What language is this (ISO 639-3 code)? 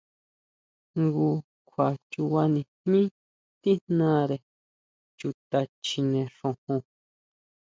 mau